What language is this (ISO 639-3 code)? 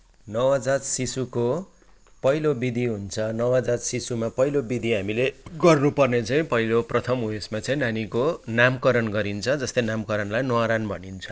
nep